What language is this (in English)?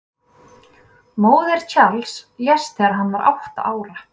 Icelandic